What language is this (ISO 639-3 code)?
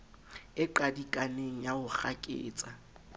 sot